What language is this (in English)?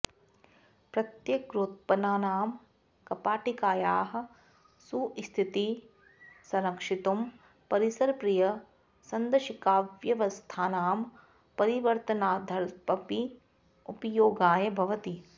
Sanskrit